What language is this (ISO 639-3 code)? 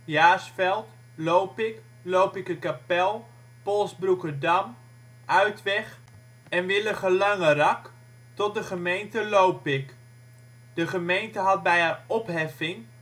nld